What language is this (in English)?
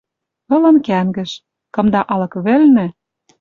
Western Mari